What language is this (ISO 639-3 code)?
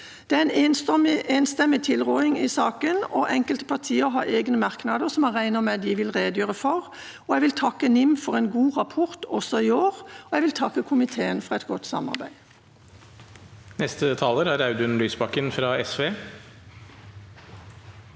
nor